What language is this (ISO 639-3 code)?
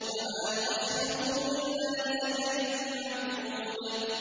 ara